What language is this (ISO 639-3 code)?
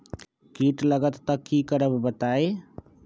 mag